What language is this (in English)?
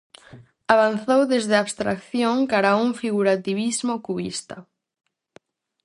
Galician